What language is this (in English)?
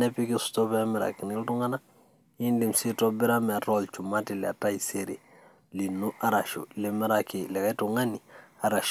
Masai